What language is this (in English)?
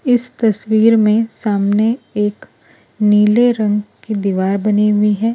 Hindi